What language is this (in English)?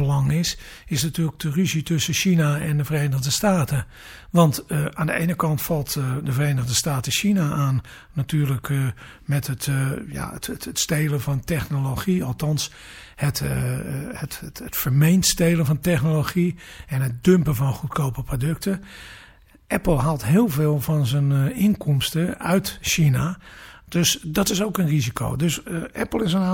Dutch